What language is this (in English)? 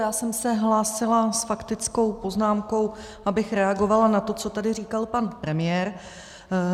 Czech